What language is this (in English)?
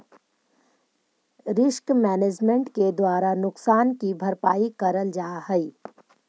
Magahi